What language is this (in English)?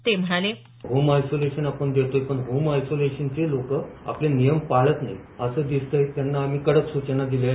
Marathi